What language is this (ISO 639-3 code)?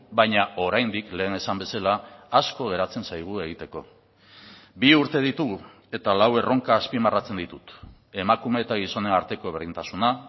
eus